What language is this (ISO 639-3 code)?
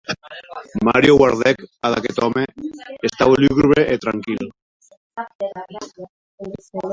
oci